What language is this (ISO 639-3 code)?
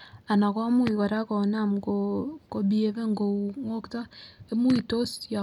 kln